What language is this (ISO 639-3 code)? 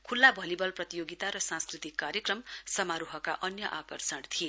nep